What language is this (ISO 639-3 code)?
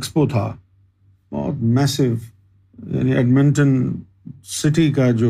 urd